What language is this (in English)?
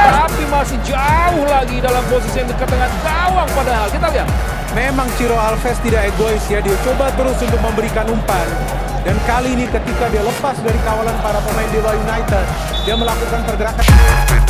Indonesian